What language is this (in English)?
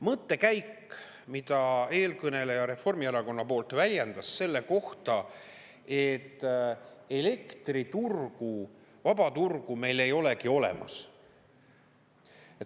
Estonian